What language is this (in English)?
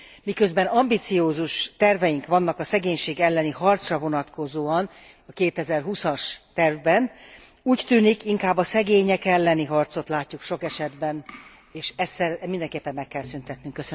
Hungarian